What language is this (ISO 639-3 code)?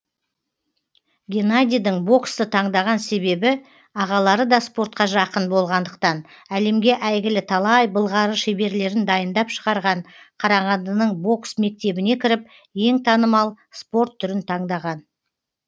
kaz